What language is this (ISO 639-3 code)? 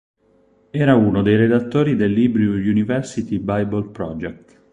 ita